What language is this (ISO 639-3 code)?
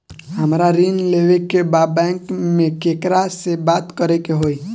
bho